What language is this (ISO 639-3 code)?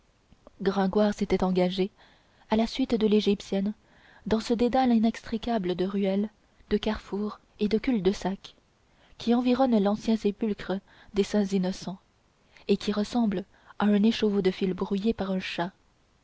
fra